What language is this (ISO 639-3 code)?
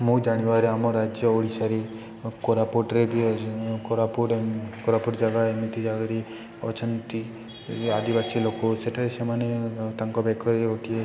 ori